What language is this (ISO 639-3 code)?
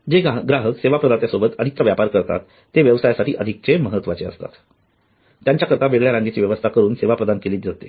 mar